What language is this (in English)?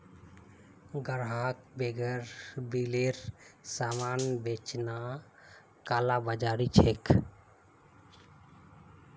Magahi